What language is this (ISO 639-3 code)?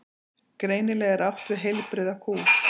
isl